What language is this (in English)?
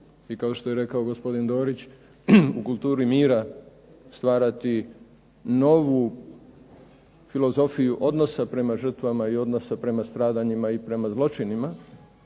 Croatian